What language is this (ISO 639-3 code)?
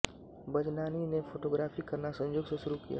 hin